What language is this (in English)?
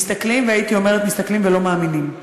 Hebrew